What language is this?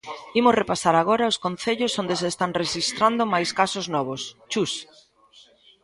Galician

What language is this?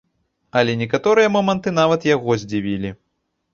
Belarusian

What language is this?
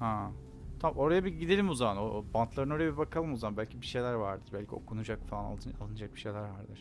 Turkish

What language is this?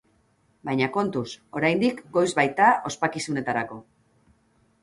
Basque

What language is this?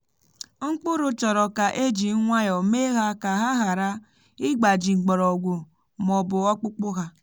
Igbo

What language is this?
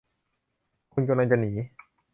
Thai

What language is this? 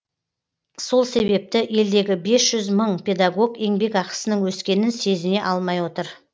Kazakh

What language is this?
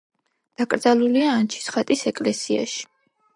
Georgian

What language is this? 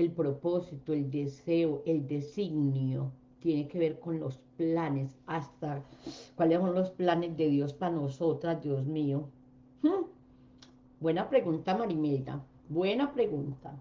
Spanish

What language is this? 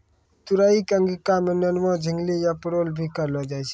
Maithili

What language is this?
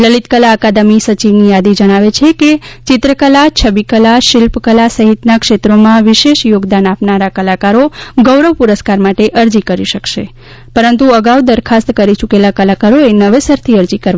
Gujarati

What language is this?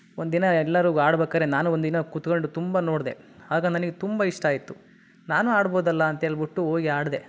Kannada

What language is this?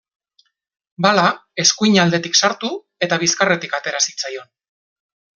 Basque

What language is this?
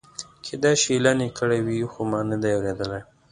Pashto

